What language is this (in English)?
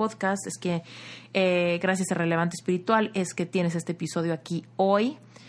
Spanish